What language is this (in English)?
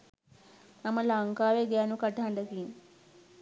Sinhala